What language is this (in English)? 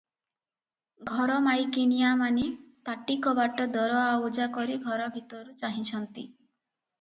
Odia